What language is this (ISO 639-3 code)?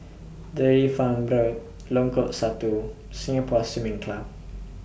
eng